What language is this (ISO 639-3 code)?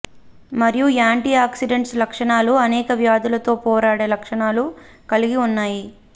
tel